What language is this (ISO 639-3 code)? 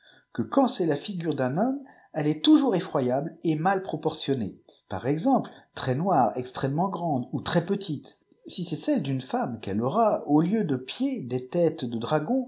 fra